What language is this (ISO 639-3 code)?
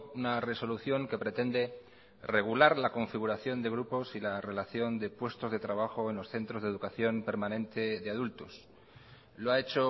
spa